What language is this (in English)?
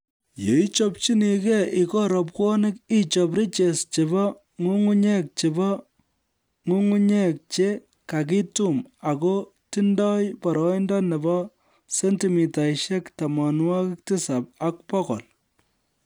Kalenjin